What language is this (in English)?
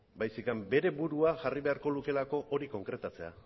Basque